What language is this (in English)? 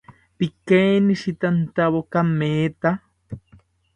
South Ucayali Ashéninka